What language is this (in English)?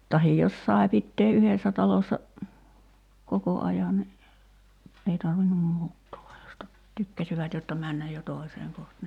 Finnish